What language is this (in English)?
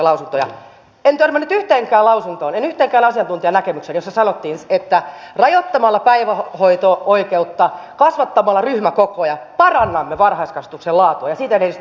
Finnish